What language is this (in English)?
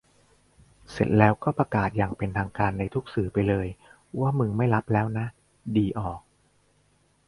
Thai